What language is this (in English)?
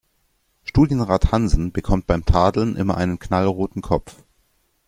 German